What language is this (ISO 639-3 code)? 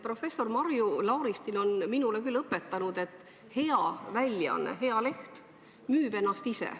est